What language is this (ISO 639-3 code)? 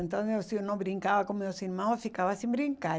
por